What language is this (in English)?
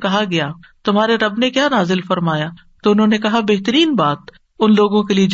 Urdu